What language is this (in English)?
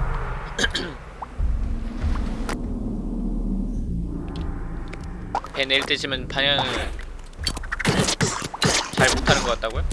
Korean